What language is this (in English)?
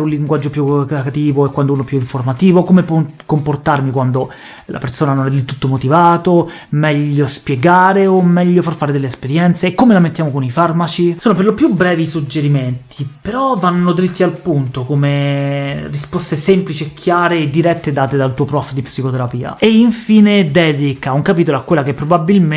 Italian